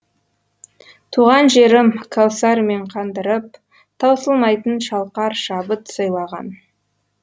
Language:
Kazakh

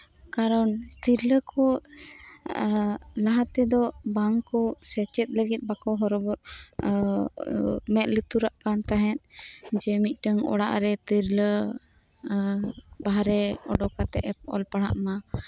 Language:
Santali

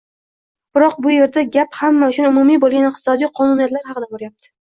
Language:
Uzbek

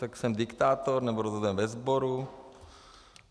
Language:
Czech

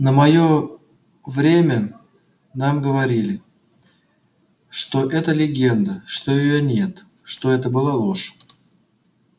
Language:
Russian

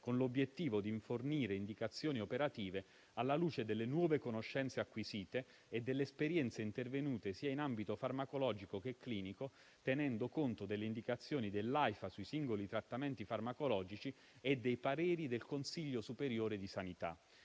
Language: Italian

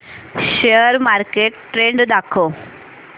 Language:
Marathi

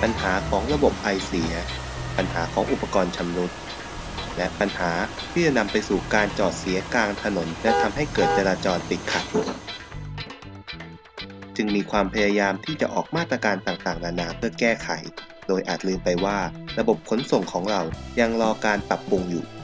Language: Thai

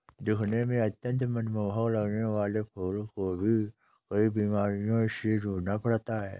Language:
Hindi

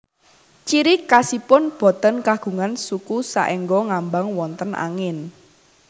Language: Javanese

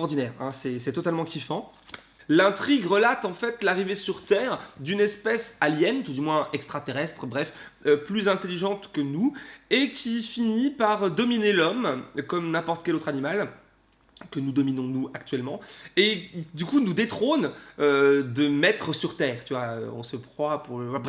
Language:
French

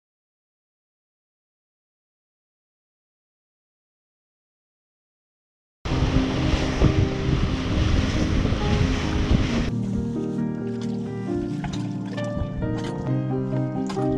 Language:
Korean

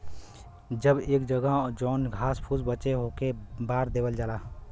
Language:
Bhojpuri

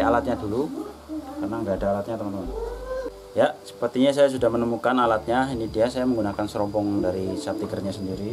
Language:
Indonesian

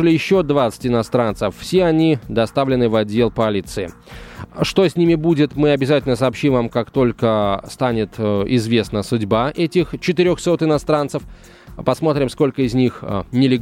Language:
Russian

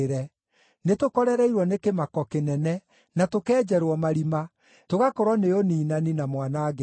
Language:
Kikuyu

